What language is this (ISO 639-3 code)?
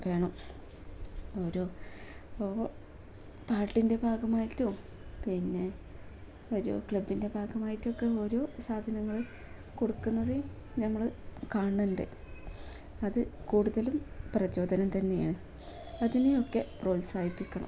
mal